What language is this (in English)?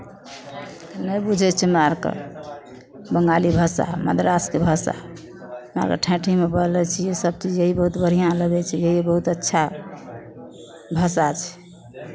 Maithili